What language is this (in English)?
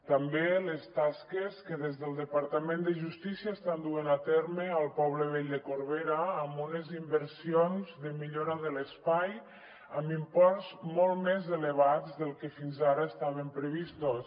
Catalan